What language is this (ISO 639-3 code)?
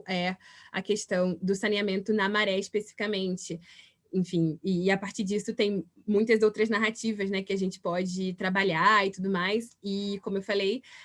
por